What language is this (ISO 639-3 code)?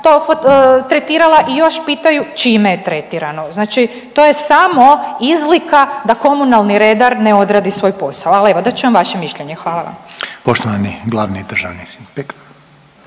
hrv